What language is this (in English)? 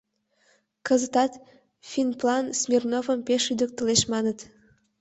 Mari